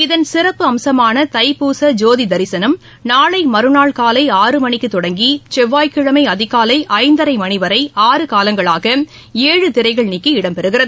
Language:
Tamil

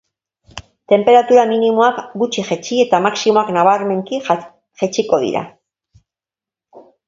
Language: Basque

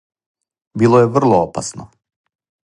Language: Serbian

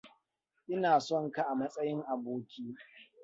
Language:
Hausa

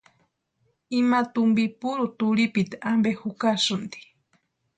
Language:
Western Highland Purepecha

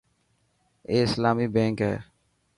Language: Dhatki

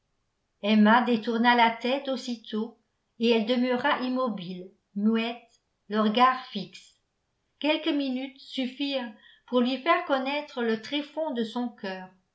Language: French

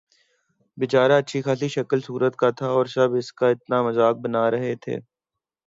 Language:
Urdu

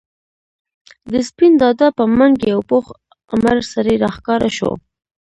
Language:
Pashto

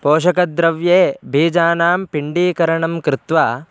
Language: Sanskrit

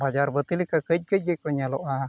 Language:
Santali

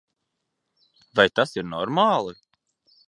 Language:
Latvian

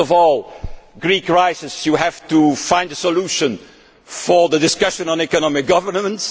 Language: English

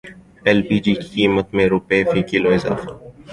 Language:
Urdu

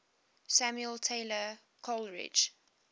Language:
English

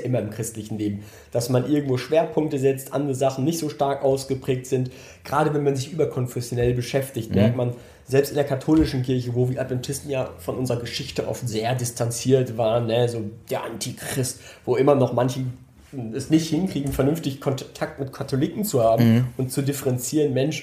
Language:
German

